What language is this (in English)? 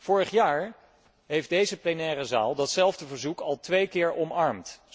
Dutch